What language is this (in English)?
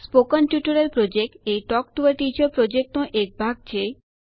Gujarati